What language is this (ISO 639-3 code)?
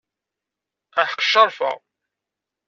kab